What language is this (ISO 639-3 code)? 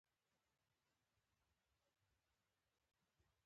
pus